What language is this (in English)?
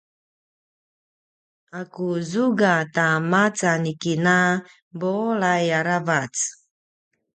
Paiwan